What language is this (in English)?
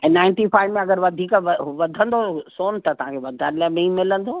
Sindhi